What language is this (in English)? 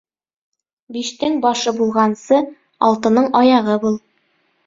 Bashkir